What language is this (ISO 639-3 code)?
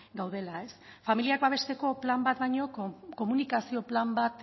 eus